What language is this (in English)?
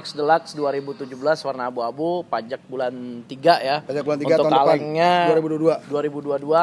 Indonesian